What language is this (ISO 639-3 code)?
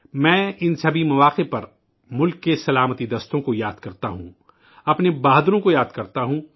urd